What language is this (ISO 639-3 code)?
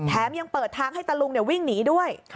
tha